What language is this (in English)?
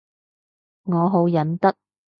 Cantonese